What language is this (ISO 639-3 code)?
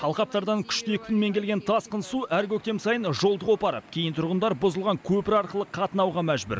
kaz